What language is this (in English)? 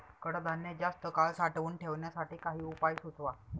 Marathi